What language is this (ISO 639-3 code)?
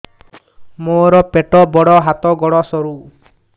ori